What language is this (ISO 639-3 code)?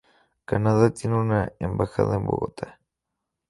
spa